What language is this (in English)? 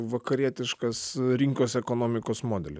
Lithuanian